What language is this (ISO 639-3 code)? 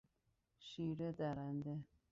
fas